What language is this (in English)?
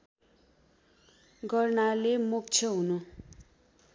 Nepali